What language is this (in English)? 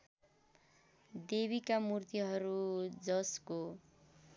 Nepali